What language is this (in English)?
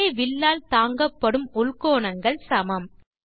Tamil